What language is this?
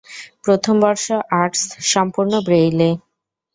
Bangla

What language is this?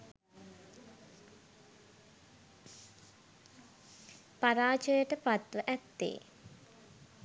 Sinhala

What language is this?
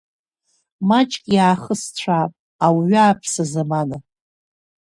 Abkhazian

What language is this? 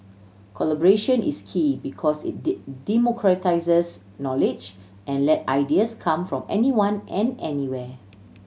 English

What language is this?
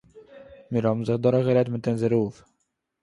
Yiddish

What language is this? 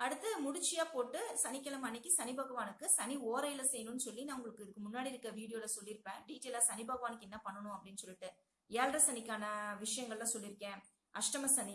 Spanish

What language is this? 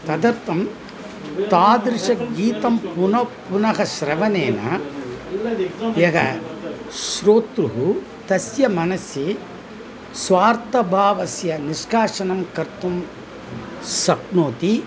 Sanskrit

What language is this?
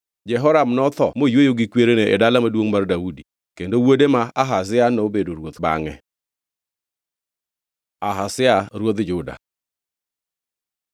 Luo (Kenya and Tanzania)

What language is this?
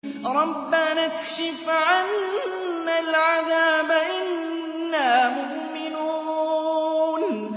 Arabic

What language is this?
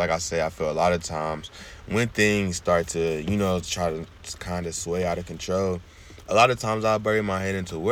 English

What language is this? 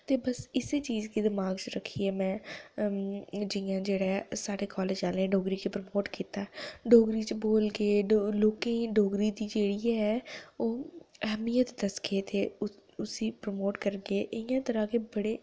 Dogri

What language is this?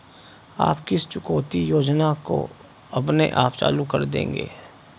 Hindi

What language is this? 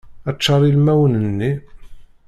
Kabyle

